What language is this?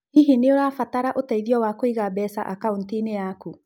Kikuyu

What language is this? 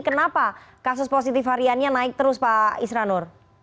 Indonesian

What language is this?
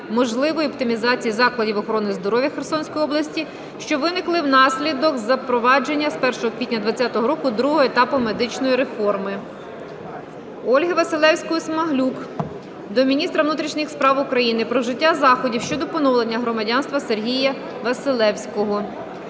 Ukrainian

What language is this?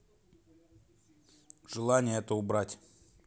Russian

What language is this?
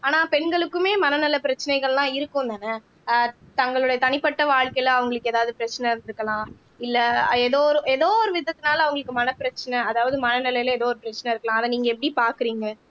Tamil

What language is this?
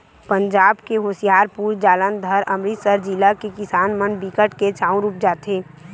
Chhattisgarhi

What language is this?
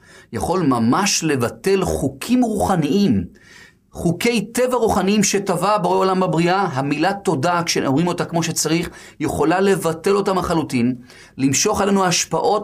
Hebrew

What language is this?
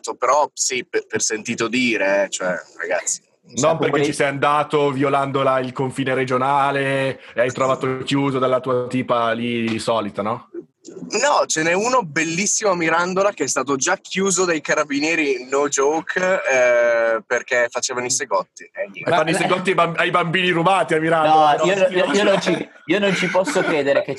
Italian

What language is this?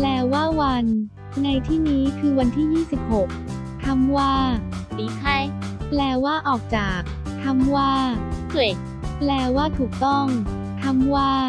Thai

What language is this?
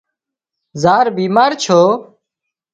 Wadiyara Koli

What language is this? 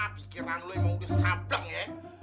Indonesian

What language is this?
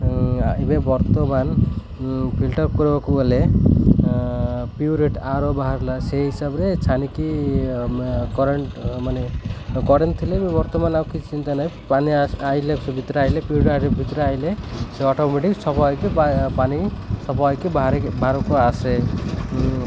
Odia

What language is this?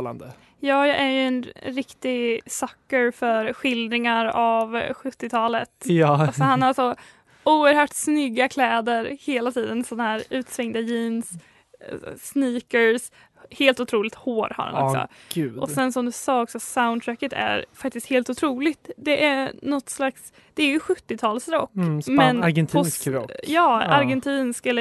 Swedish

